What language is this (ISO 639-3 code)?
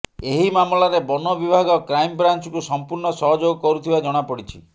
ori